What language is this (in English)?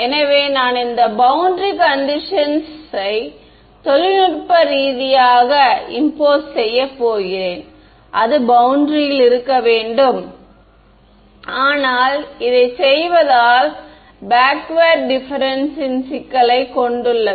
Tamil